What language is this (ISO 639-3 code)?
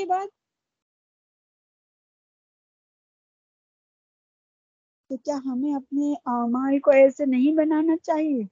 urd